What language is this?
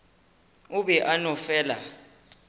Northern Sotho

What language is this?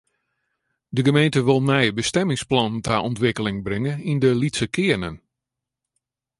Western Frisian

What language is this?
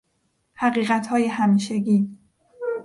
Persian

